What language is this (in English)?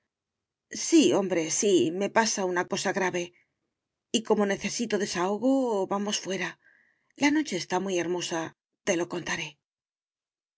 Spanish